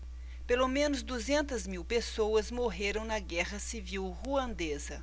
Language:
Portuguese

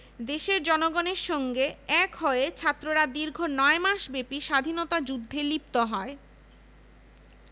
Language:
Bangla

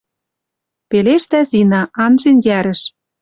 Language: Western Mari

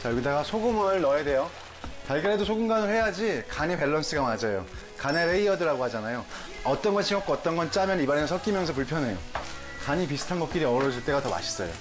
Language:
Korean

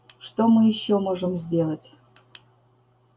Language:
Russian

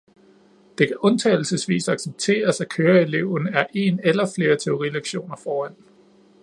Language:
Danish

